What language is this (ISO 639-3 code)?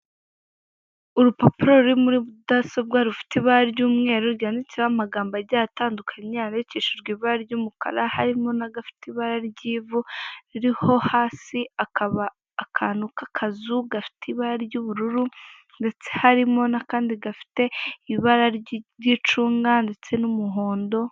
kin